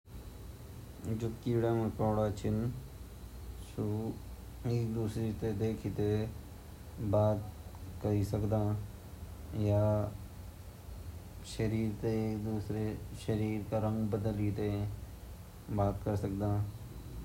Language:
Garhwali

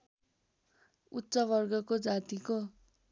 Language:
Nepali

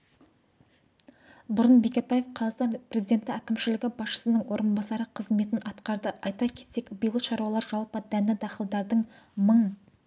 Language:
Kazakh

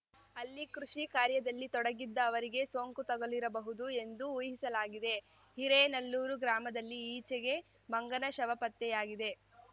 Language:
Kannada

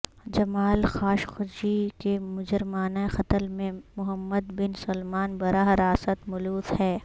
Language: Urdu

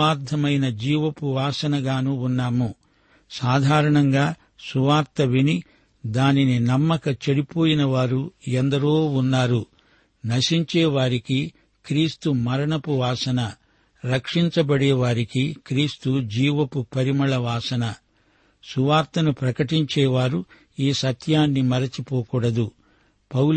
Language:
Telugu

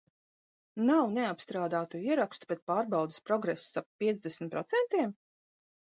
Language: Latvian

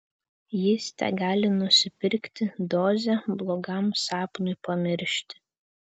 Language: Lithuanian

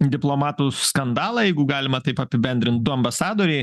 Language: Lithuanian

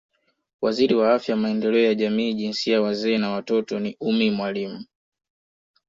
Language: Swahili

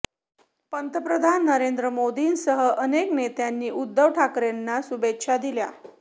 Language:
Marathi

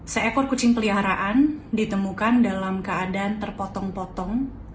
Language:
Indonesian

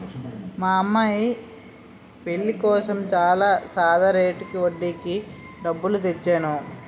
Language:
Telugu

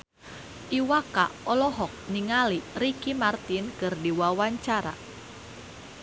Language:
Sundanese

